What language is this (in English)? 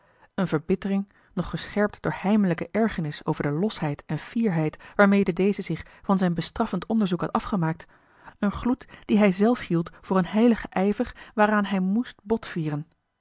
Dutch